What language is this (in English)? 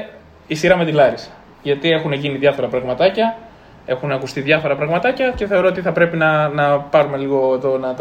Greek